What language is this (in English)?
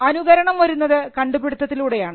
Malayalam